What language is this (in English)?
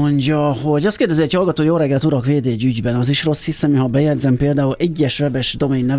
Hungarian